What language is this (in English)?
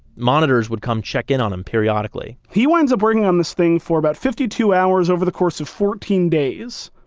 English